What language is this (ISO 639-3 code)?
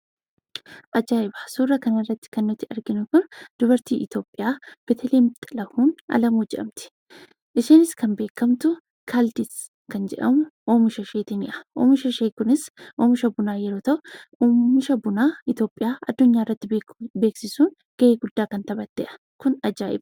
orm